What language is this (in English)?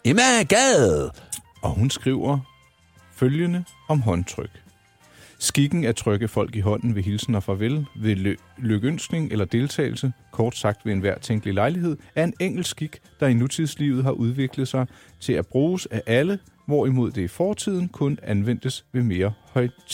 Danish